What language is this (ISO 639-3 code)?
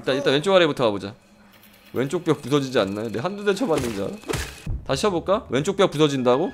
kor